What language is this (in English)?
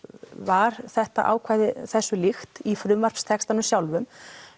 Icelandic